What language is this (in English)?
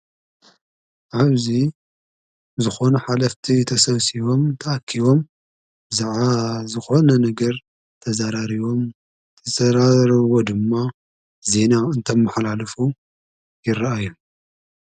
Tigrinya